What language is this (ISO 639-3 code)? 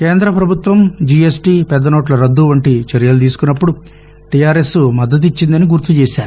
tel